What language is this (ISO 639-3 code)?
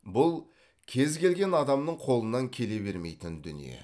kaz